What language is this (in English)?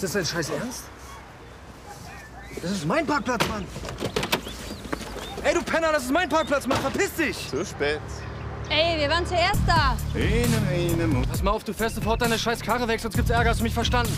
German